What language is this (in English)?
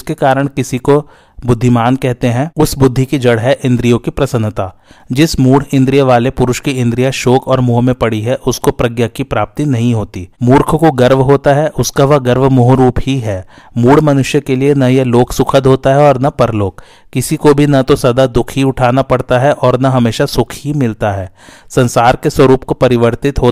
Hindi